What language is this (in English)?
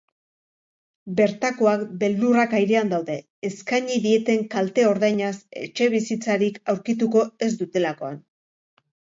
Basque